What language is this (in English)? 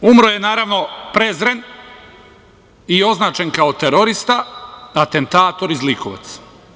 Serbian